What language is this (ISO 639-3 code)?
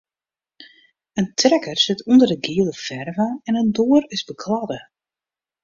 fry